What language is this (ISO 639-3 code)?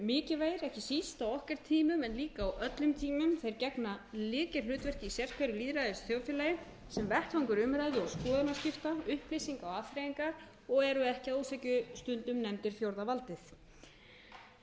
isl